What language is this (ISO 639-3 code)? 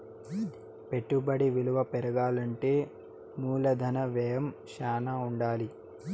tel